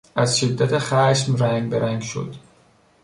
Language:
Persian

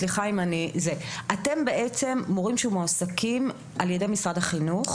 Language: Hebrew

